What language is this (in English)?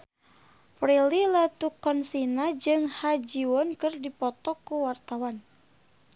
Sundanese